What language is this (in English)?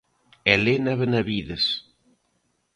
Galician